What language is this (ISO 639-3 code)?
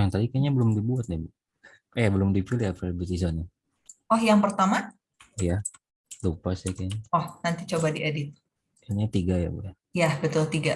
ind